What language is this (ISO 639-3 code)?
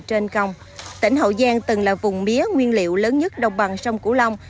vie